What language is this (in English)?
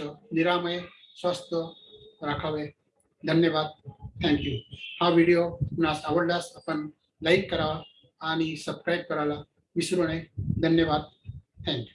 Hindi